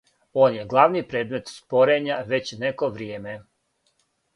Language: Serbian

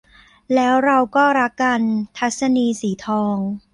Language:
Thai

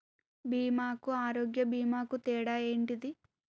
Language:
Telugu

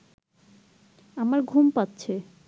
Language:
Bangla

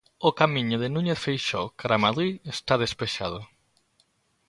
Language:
Galician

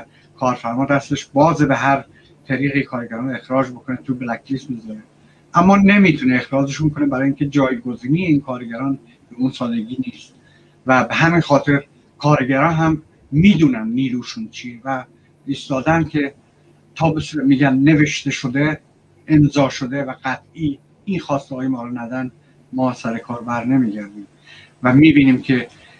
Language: Persian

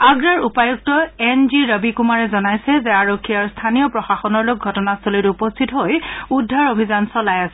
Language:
Assamese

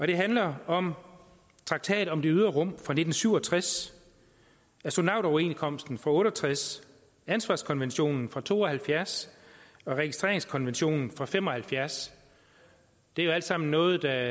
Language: Danish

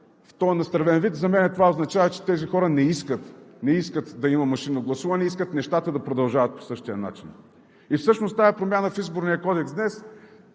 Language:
Bulgarian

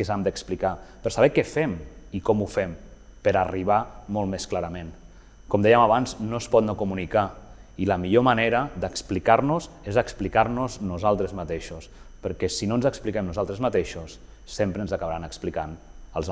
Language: Catalan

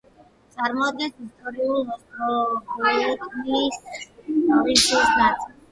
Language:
Georgian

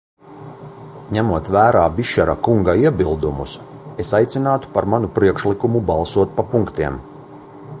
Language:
Latvian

